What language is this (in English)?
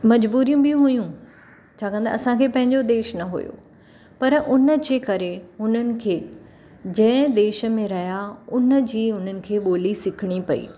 Sindhi